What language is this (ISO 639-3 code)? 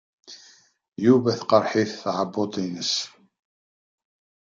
kab